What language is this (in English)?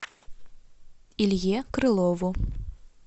Russian